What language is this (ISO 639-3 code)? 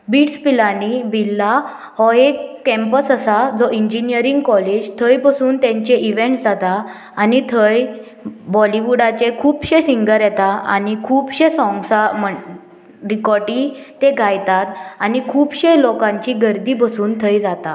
kok